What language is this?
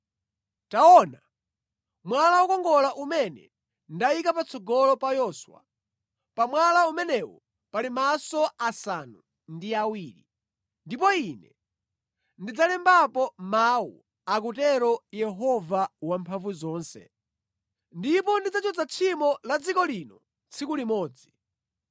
Nyanja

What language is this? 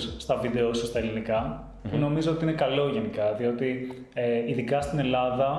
Greek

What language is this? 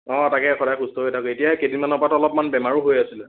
Assamese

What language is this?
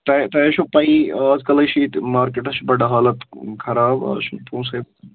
Kashmiri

